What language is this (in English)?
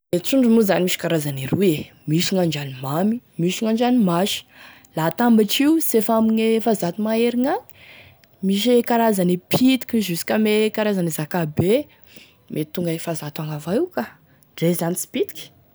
Tesaka Malagasy